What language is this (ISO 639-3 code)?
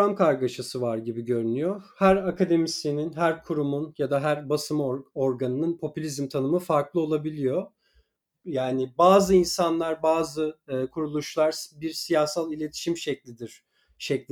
tur